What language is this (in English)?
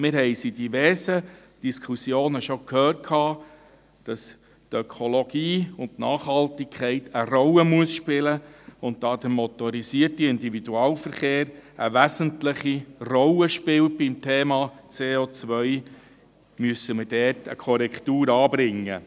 Swiss German